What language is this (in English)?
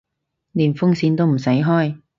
Cantonese